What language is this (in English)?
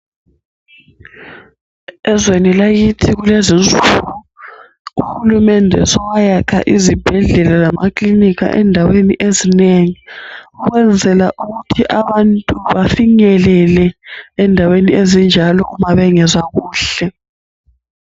North Ndebele